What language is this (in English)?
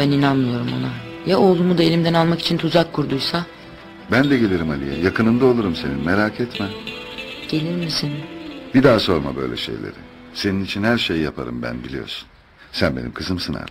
Turkish